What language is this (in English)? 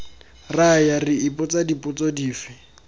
Tswana